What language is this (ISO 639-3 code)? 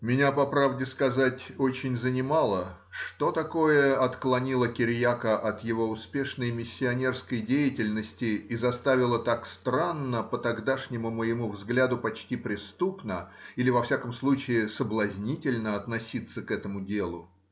rus